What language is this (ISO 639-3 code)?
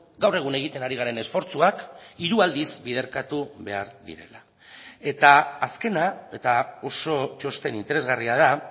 eus